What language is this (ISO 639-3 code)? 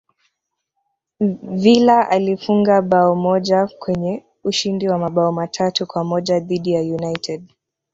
swa